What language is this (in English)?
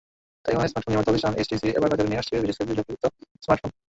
Bangla